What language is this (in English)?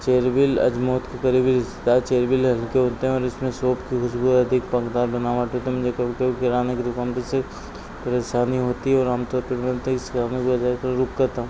Hindi